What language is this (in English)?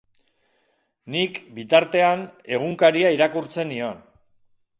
Basque